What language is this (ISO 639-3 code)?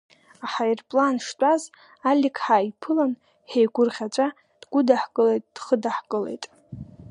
abk